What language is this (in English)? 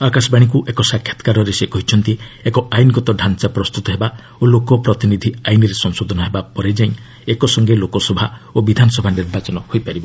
Odia